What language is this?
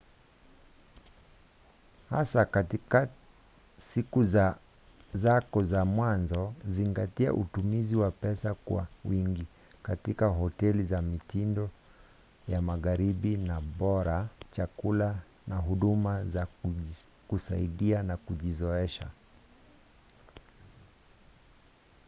Swahili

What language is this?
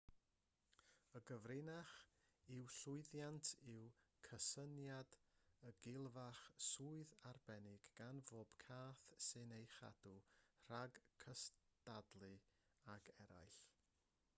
Welsh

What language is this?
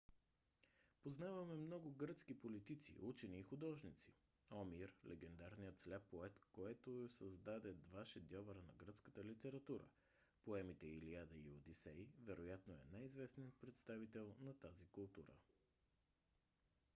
Bulgarian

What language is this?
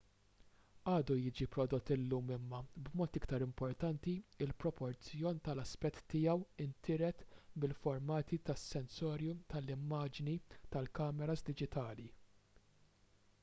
Maltese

